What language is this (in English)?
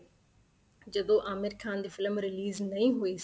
Punjabi